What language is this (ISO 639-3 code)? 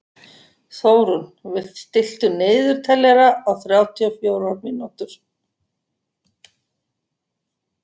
isl